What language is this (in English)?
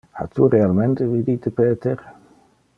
Interlingua